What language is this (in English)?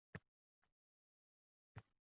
Uzbek